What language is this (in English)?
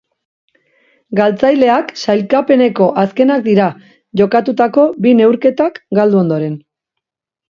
Basque